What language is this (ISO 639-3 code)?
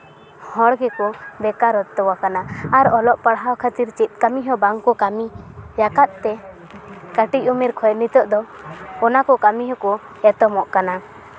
sat